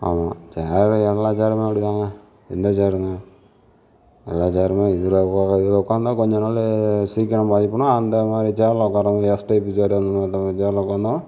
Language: Tamil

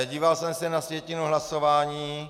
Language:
Czech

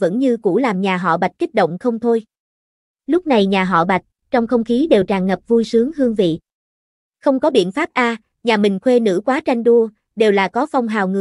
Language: Vietnamese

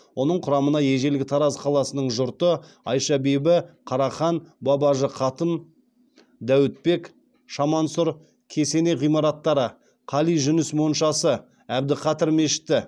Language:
Kazakh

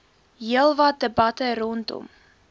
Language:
Afrikaans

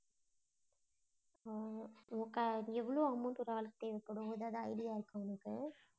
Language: Tamil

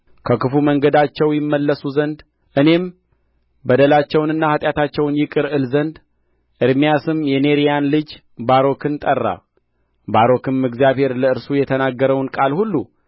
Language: Amharic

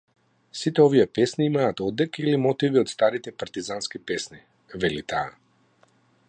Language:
Macedonian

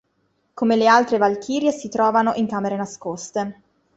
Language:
Italian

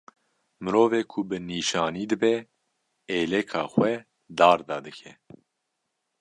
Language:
Kurdish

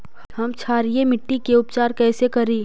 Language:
Magahi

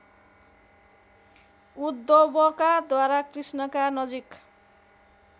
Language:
Nepali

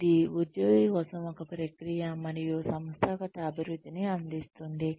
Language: Telugu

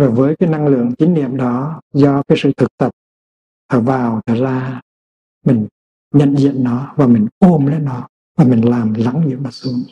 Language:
Vietnamese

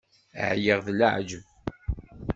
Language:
Kabyle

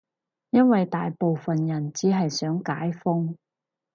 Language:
Cantonese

